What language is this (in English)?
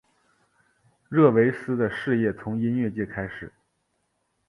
Chinese